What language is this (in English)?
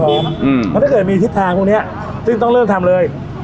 Thai